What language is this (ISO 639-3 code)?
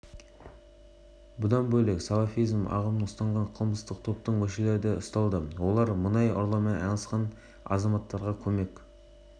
kaz